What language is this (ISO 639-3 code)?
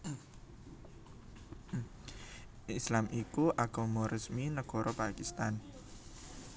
jav